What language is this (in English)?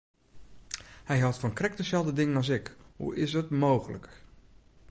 Western Frisian